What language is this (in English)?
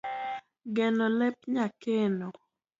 Luo (Kenya and Tanzania)